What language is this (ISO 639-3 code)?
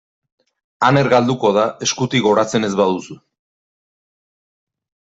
eus